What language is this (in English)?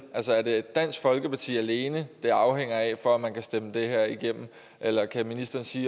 Danish